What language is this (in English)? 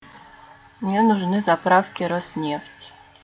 Russian